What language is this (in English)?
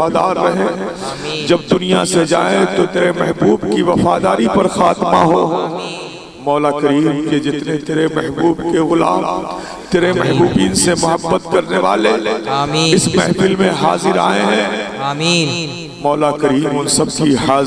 Urdu